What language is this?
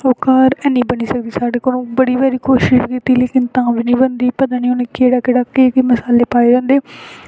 Dogri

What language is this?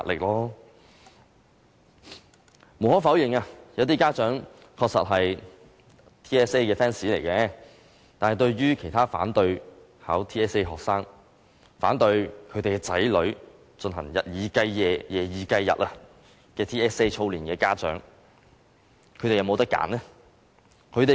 Cantonese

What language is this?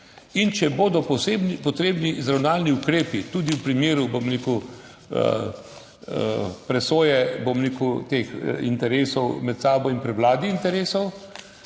Slovenian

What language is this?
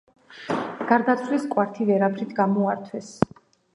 Georgian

